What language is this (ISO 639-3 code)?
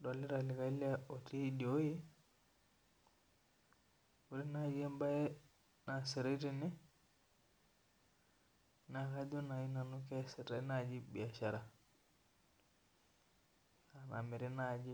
mas